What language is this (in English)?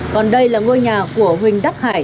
Vietnamese